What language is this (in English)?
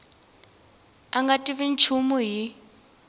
Tsonga